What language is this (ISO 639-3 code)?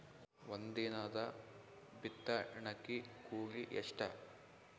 kan